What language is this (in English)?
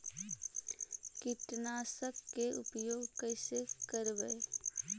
Magahi